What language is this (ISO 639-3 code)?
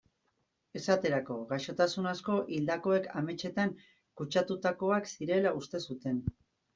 eus